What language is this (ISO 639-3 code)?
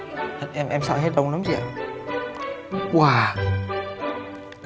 vie